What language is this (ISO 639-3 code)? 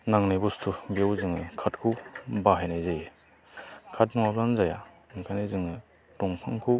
brx